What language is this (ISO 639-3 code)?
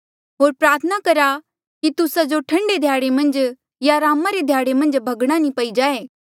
mjl